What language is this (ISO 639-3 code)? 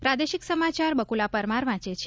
guj